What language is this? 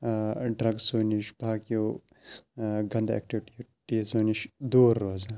Kashmiri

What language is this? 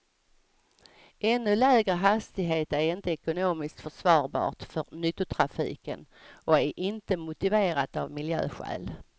Swedish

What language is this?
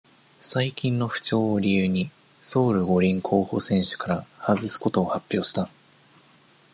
Japanese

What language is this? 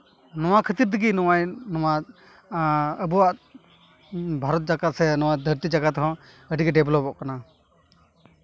Santali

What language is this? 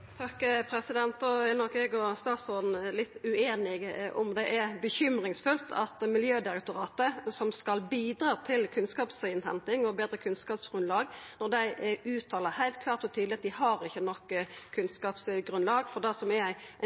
Norwegian Nynorsk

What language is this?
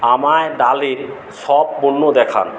Bangla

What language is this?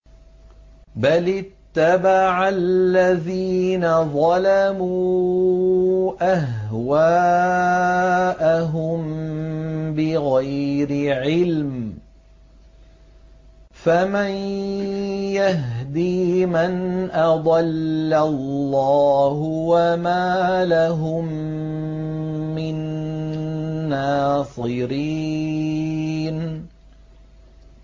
Arabic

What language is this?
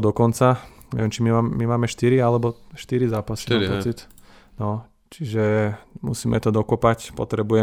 Slovak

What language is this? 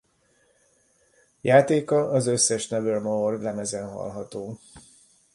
Hungarian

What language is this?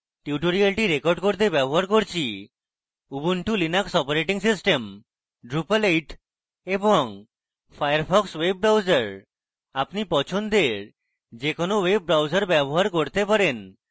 Bangla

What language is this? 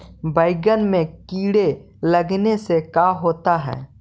Magahi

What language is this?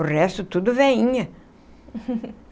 Portuguese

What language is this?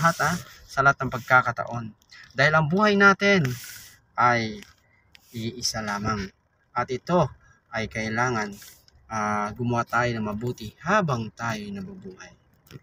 Filipino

